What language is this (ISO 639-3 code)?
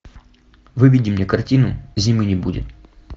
rus